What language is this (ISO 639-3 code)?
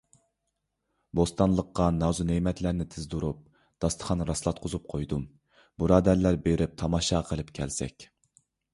uig